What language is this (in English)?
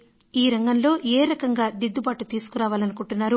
Telugu